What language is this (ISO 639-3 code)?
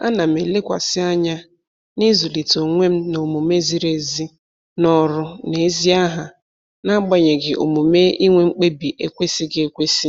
ibo